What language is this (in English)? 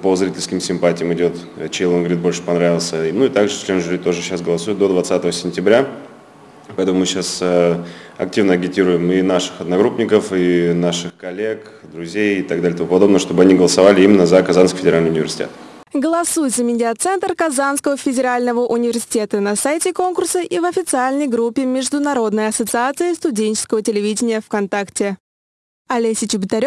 Russian